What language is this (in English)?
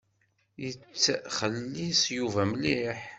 Kabyle